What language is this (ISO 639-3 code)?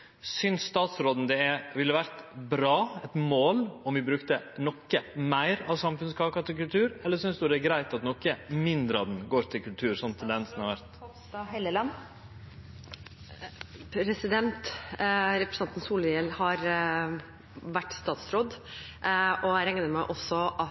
nor